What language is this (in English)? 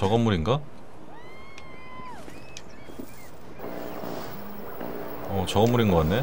Korean